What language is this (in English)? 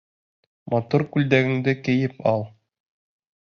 Bashkir